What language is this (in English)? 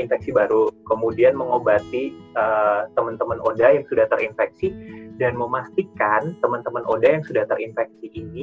Indonesian